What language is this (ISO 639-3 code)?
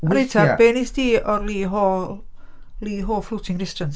cym